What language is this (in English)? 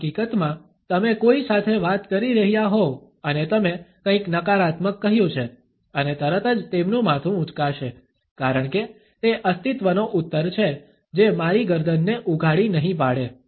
Gujarati